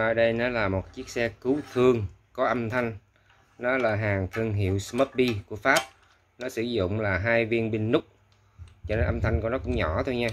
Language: Vietnamese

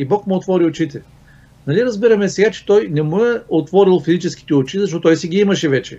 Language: Bulgarian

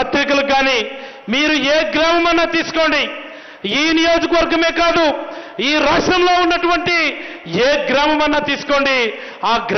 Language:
Telugu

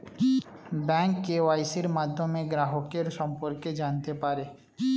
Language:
Bangla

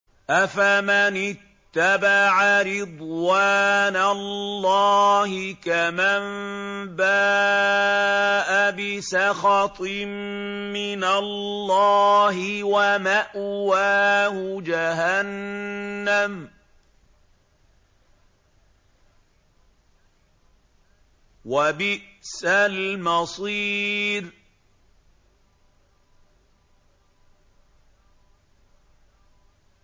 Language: Arabic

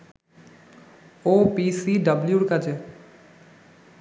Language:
Bangla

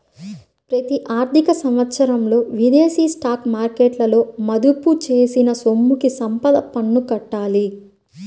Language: Telugu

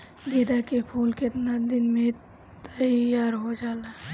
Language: Bhojpuri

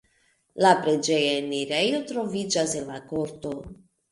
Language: Esperanto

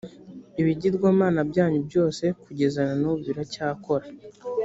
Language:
Kinyarwanda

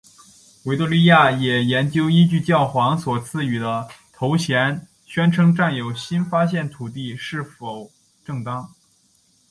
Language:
Chinese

